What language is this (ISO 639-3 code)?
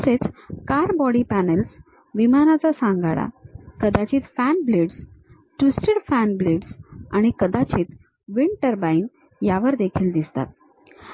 mar